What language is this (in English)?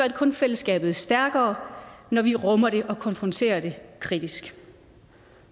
Danish